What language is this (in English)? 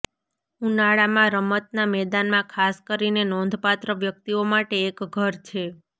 Gujarati